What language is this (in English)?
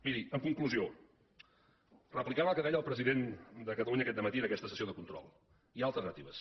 Catalan